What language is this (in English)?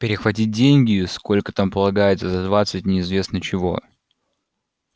Russian